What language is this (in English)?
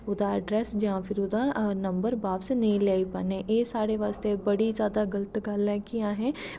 Dogri